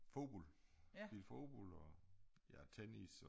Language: Danish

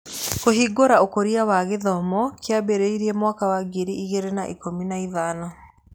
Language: Kikuyu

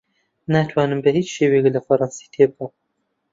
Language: Central Kurdish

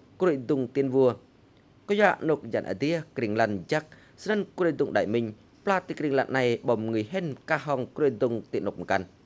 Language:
Vietnamese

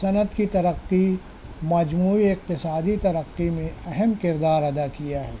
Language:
Urdu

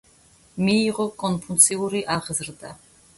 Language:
Georgian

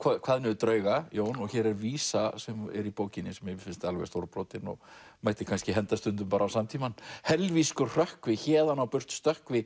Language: Icelandic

